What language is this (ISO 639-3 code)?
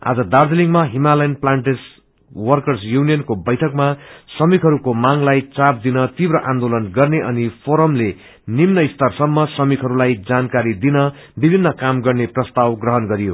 nep